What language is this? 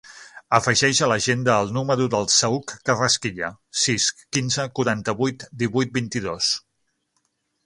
Catalan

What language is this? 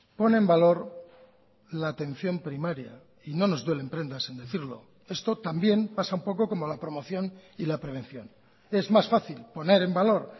Spanish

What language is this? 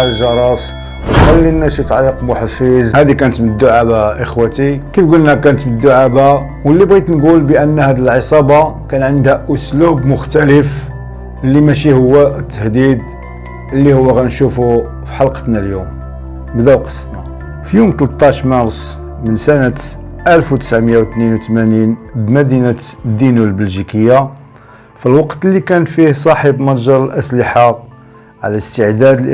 Arabic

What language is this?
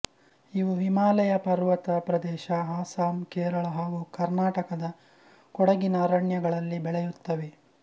Kannada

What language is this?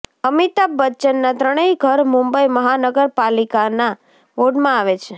Gujarati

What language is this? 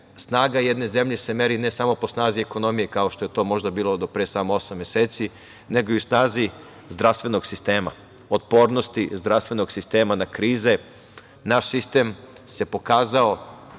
Serbian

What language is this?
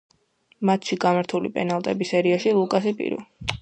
Georgian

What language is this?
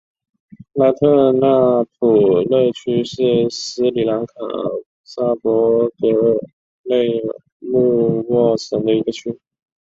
Chinese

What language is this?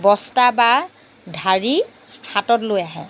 Assamese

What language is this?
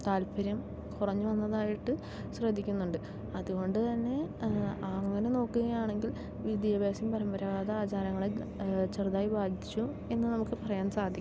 Malayalam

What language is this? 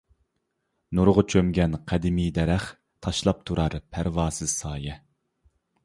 Uyghur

